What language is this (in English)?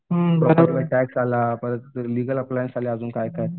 Marathi